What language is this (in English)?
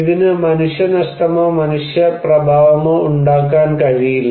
Malayalam